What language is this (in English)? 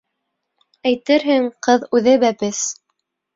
Bashkir